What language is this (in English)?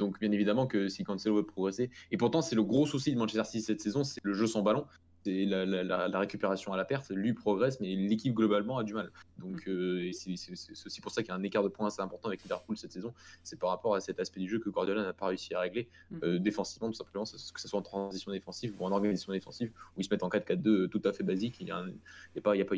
French